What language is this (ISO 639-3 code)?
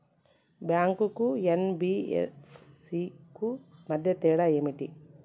tel